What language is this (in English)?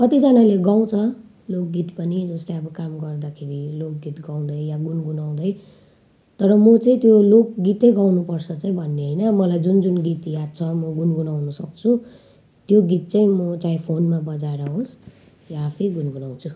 Nepali